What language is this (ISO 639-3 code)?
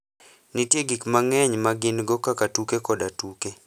luo